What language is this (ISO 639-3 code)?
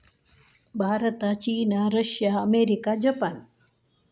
kan